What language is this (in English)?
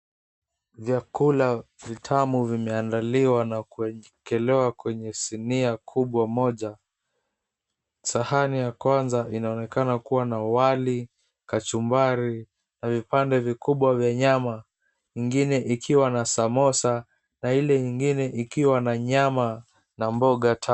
Swahili